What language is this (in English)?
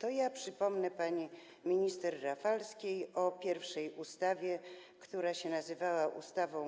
Polish